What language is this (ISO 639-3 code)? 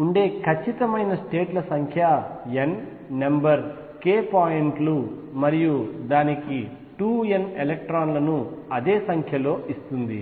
tel